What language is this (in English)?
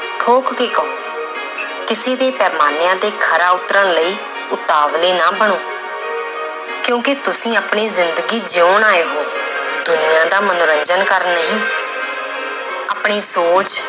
Punjabi